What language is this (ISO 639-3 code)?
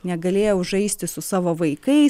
lit